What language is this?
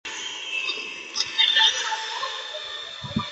Chinese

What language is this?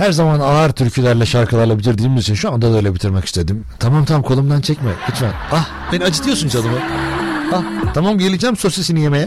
Turkish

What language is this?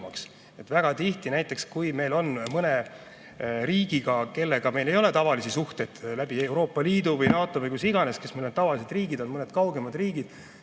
Estonian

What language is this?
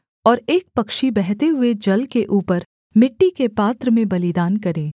Hindi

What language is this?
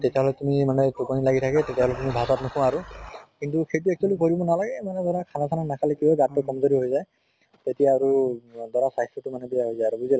Assamese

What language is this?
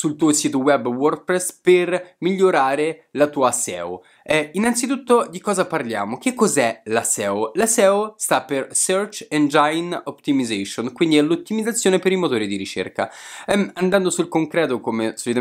Italian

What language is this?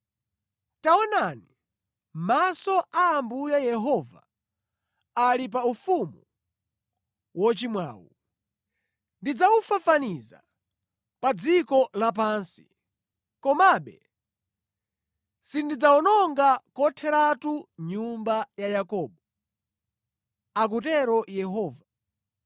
Nyanja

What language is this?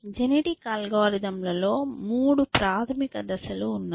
Telugu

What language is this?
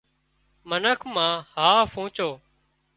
Wadiyara Koli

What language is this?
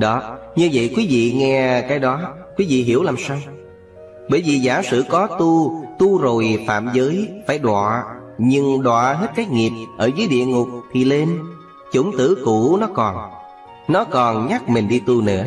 Vietnamese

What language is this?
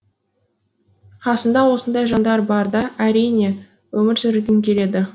Kazakh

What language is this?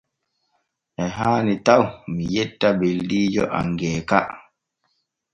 Borgu Fulfulde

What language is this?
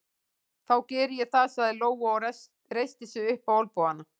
Icelandic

